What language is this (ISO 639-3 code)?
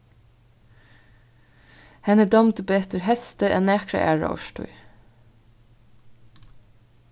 fao